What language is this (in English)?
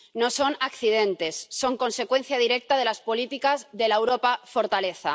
Spanish